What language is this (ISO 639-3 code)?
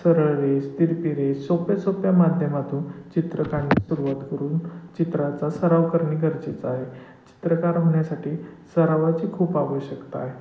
mar